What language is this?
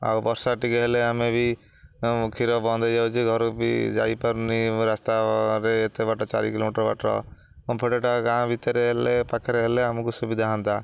Odia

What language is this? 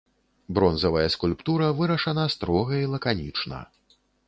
Belarusian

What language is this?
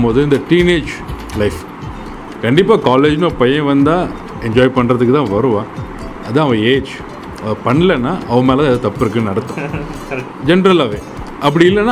Tamil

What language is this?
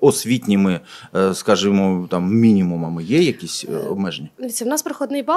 Ukrainian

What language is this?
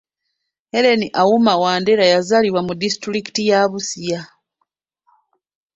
Ganda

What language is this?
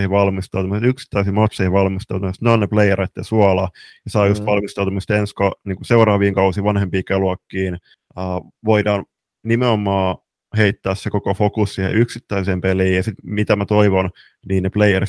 Finnish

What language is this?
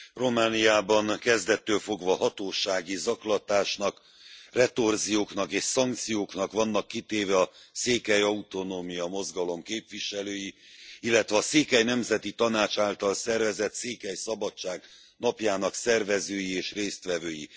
Hungarian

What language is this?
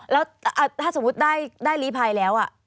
Thai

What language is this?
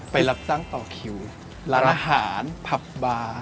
Thai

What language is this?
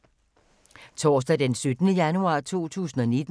Danish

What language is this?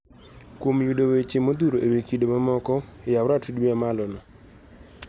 Luo (Kenya and Tanzania)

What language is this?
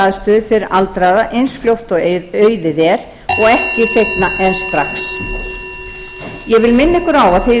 Icelandic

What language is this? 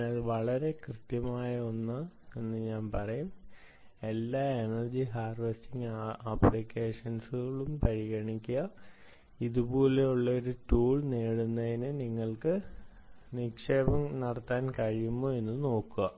Malayalam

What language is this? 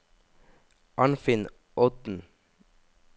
Norwegian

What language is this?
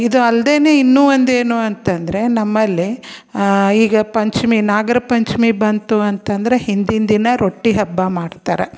Kannada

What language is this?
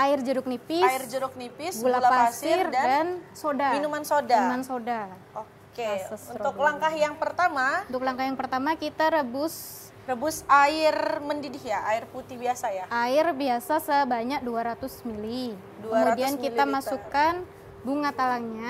Indonesian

